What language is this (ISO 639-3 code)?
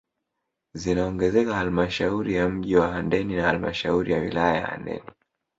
swa